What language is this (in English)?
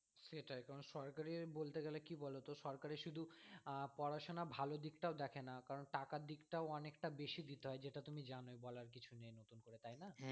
Bangla